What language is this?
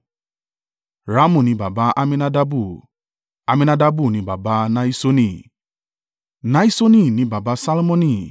Yoruba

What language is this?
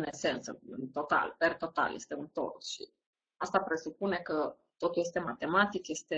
Romanian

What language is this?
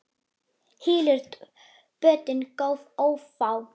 Icelandic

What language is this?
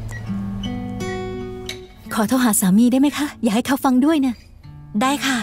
Thai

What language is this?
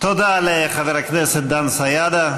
Hebrew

